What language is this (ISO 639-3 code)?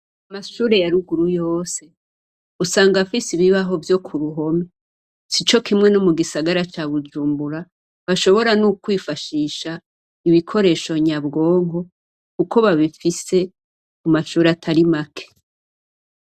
run